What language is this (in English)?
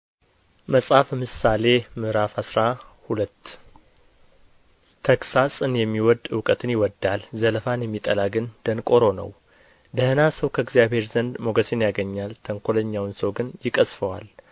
Amharic